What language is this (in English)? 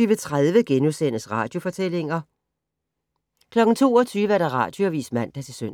Danish